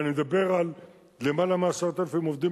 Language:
Hebrew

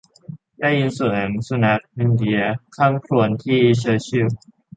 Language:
Thai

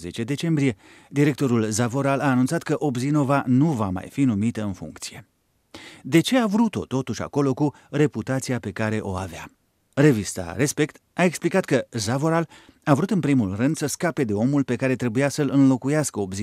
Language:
Romanian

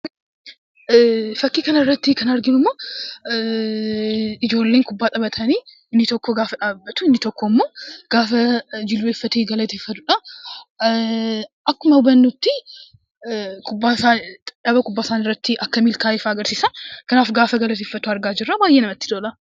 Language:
Oromo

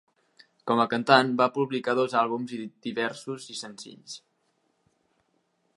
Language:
Catalan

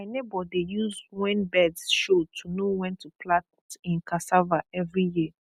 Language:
Nigerian Pidgin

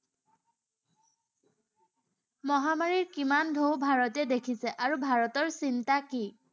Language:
Assamese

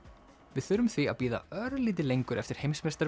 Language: Icelandic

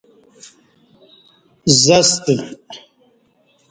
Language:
Kati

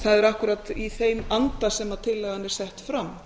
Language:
Icelandic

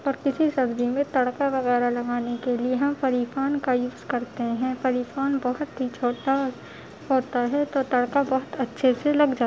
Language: Urdu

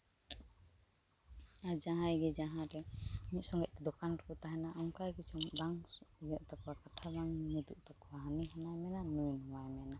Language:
Santali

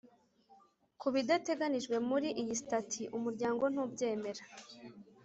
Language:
Kinyarwanda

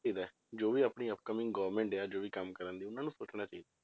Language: Punjabi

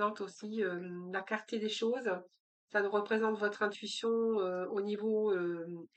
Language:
French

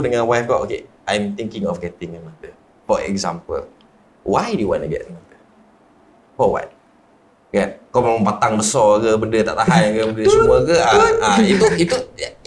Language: Malay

